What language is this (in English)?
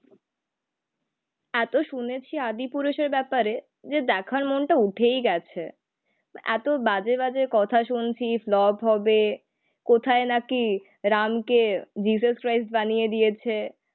Bangla